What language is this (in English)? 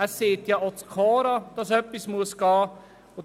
Swiss German